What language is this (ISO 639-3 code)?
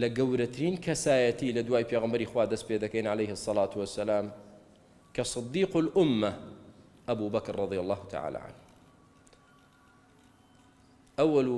ara